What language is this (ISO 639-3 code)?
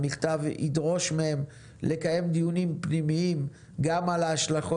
heb